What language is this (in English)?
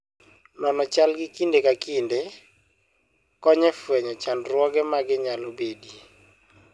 Luo (Kenya and Tanzania)